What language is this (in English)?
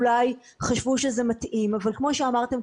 Hebrew